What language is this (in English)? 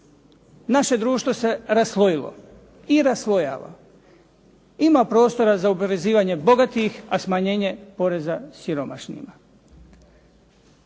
Croatian